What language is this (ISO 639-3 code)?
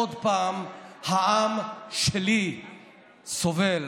heb